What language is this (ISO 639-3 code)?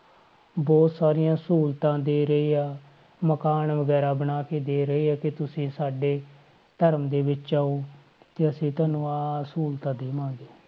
pan